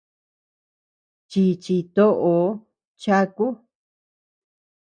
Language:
Tepeuxila Cuicatec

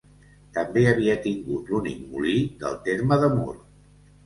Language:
Catalan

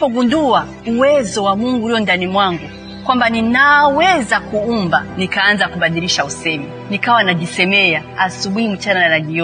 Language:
Swahili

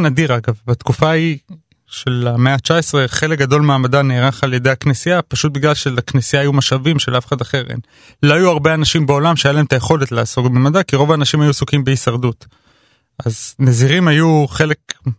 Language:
Hebrew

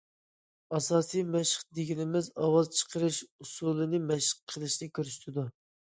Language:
Uyghur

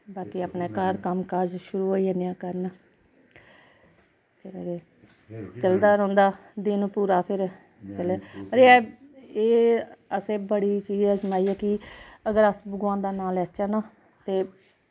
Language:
Dogri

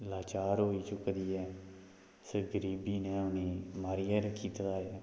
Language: Dogri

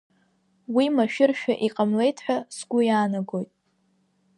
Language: Abkhazian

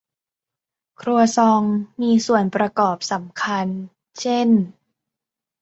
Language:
Thai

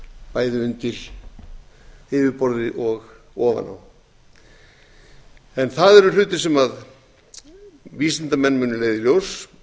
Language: Icelandic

